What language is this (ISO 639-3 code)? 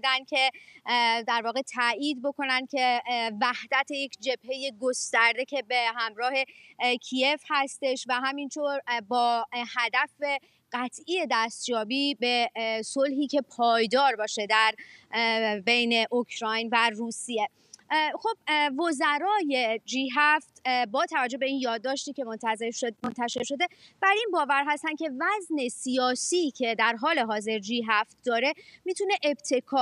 fas